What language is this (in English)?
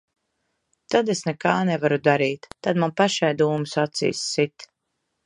Latvian